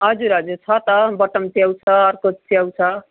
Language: Nepali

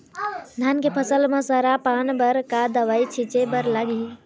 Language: Chhattisgarhi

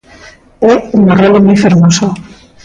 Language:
Galician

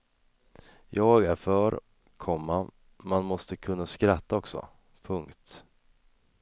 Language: Swedish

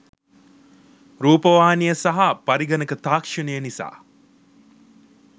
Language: Sinhala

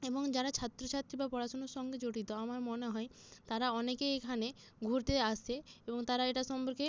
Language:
Bangla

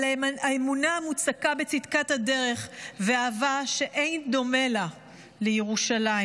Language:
Hebrew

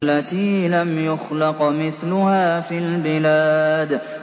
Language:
Arabic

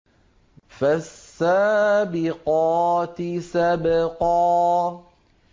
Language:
Arabic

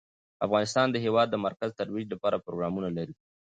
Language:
Pashto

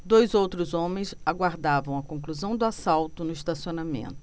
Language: Portuguese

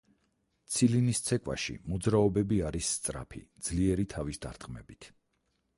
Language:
Georgian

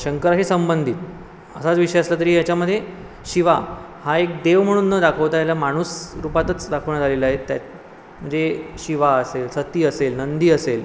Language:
Marathi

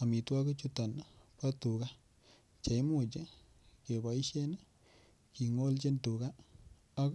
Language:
Kalenjin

